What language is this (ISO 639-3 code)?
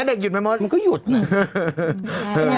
tha